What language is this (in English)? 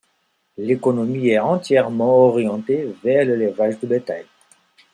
French